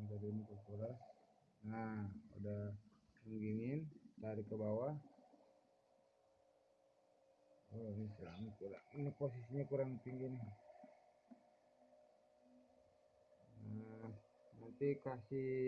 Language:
Indonesian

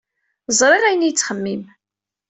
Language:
Kabyle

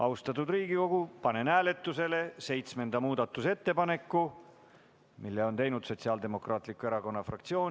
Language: Estonian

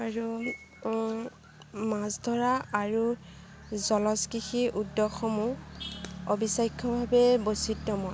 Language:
Assamese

